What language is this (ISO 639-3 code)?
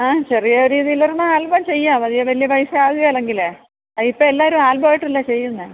mal